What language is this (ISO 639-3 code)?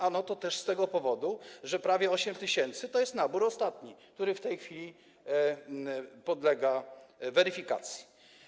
pol